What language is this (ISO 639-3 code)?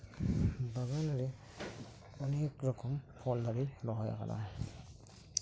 sat